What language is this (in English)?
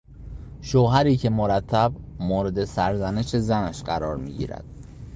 Persian